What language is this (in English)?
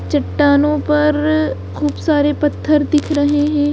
Hindi